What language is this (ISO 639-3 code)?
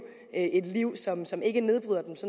dan